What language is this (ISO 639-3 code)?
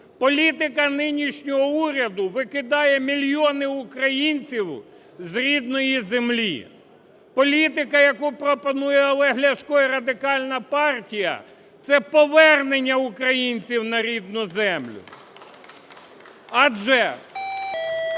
ukr